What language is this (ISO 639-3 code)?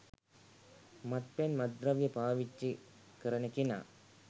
sin